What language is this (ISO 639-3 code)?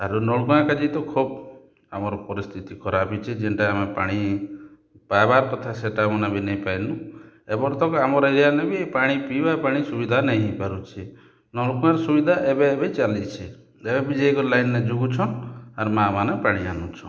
ori